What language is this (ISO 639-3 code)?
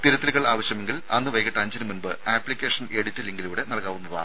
mal